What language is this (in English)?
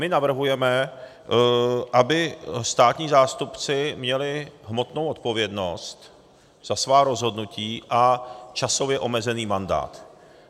Czech